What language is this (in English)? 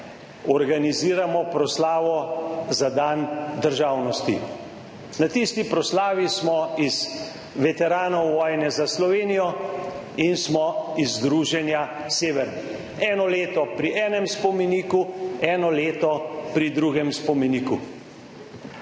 Slovenian